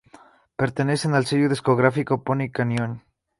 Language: Spanish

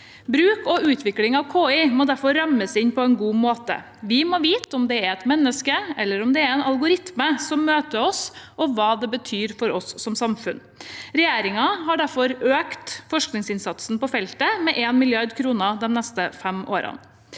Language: Norwegian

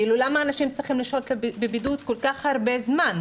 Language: Hebrew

